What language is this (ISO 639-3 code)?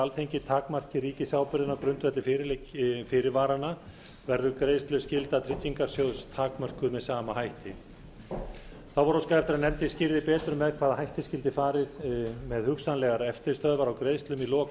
isl